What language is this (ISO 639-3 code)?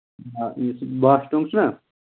kas